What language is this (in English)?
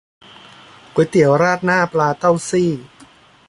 Thai